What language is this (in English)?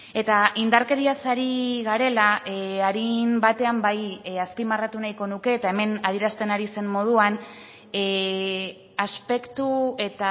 Basque